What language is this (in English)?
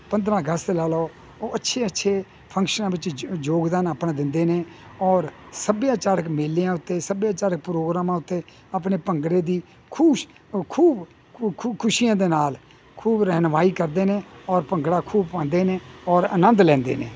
Punjabi